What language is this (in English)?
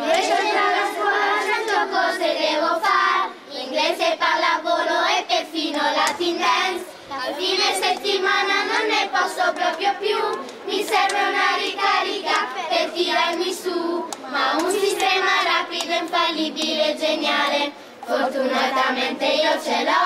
Italian